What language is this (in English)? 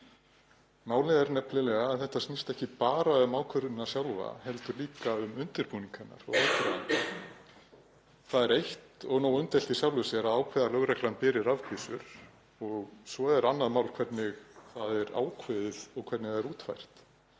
Icelandic